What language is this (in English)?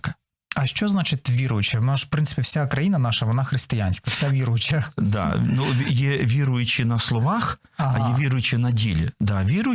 Ukrainian